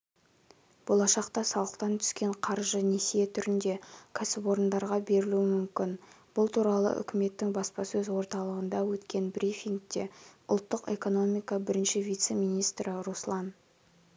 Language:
Kazakh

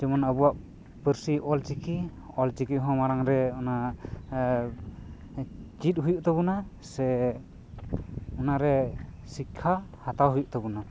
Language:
Santali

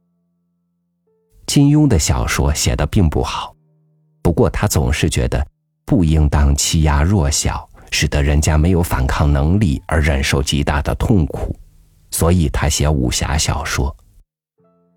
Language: Chinese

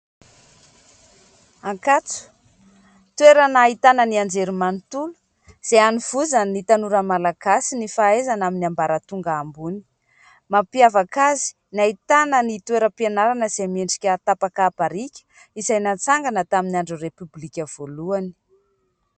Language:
Malagasy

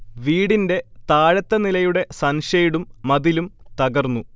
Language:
Malayalam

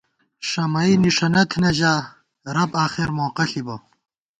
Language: Gawar-Bati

